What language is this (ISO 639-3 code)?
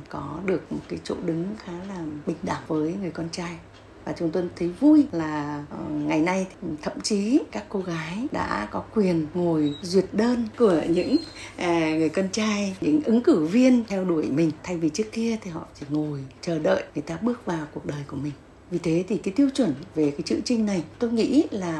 vie